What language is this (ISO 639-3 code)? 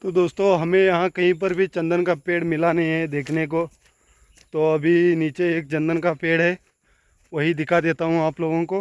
hin